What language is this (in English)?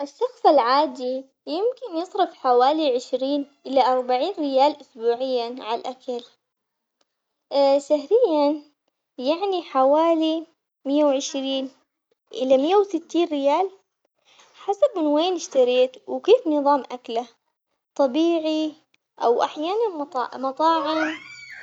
Omani Arabic